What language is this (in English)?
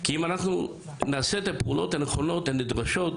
Hebrew